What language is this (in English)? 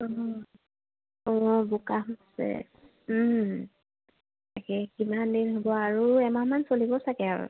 Assamese